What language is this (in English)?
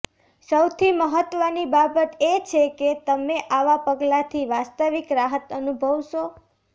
Gujarati